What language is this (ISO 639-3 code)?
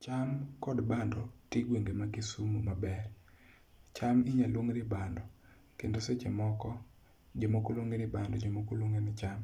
luo